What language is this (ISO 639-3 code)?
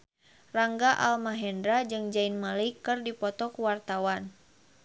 sun